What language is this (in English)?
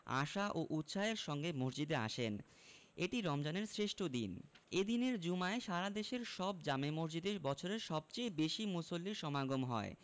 Bangla